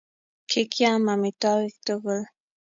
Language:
Kalenjin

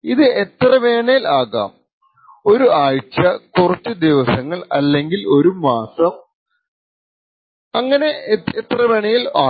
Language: Malayalam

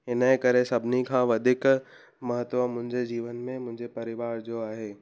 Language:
Sindhi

